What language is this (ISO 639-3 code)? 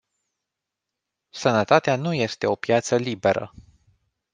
ron